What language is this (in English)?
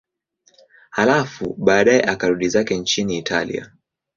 Swahili